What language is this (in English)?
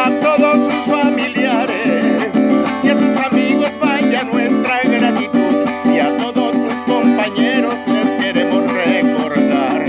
Spanish